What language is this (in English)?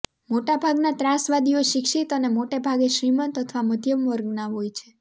Gujarati